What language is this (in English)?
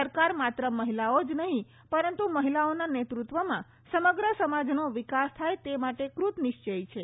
Gujarati